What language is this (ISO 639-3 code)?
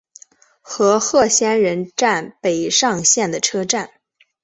zho